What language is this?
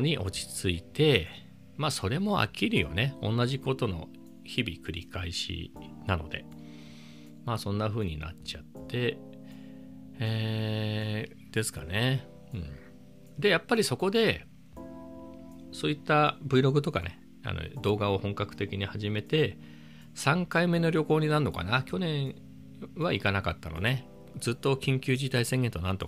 Japanese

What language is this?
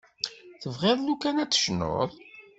Kabyle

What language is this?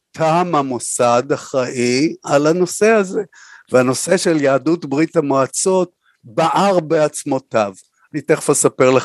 Hebrew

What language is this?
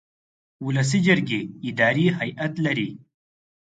Pashto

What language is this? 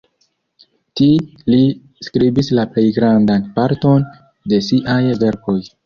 Esperanto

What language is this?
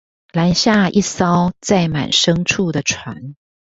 Chinese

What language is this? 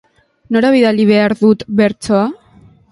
Basque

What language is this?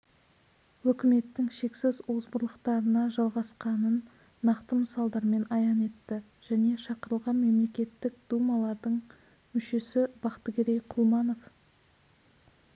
Kazakh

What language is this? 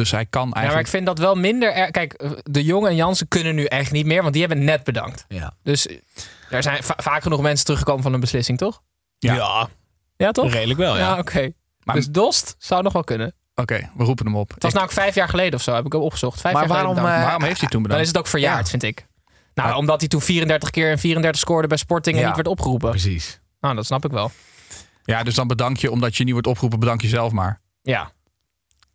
Dutch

